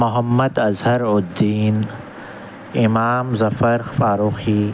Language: Urdu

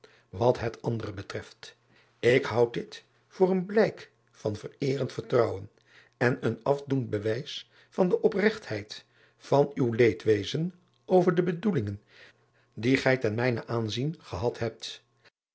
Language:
Dutch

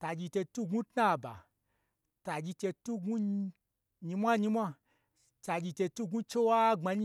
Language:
Gbagyi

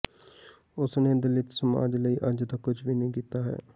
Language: Punjabi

